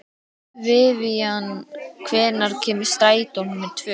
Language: Icelandic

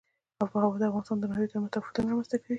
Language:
Pashto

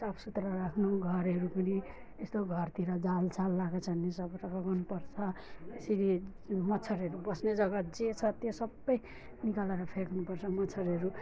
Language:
Nepali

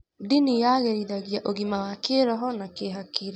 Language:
Kikuyu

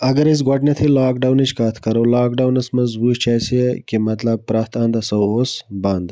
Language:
Kashmiri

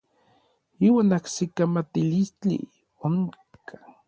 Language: Orizaba Nahuatl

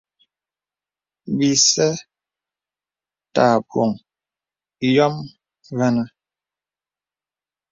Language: Bebele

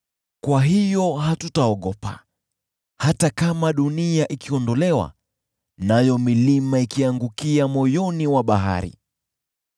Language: Swahili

